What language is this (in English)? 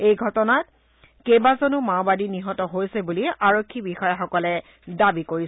Assamese